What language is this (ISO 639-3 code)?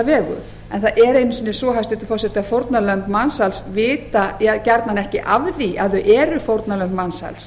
isl